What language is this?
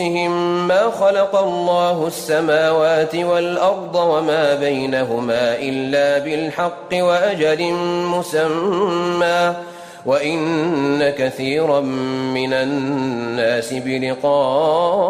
Arabic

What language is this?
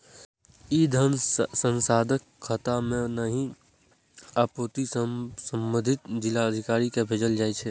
Maithili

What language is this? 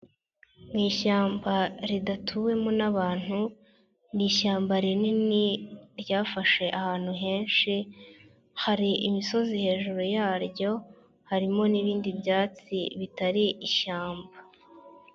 Kinyarwanda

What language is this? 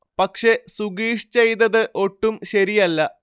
Malayalam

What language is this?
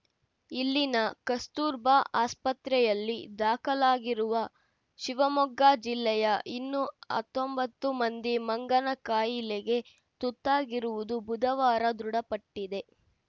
Kannada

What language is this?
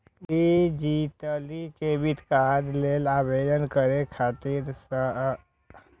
Maithili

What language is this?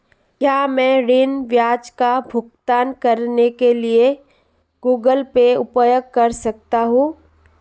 Hindi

